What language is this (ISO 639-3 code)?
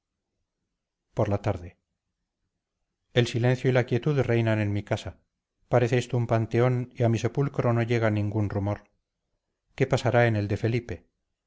spa